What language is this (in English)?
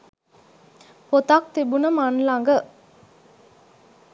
Sinhala